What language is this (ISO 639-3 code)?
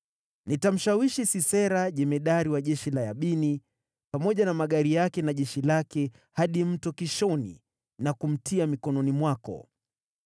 swa